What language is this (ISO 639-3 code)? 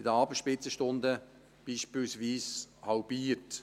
gsw